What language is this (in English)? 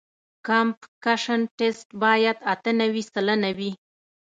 Pashto